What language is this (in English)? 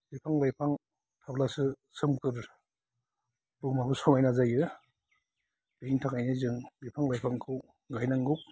Bodo